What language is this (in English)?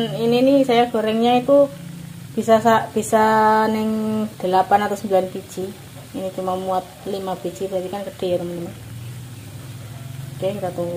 Indonesian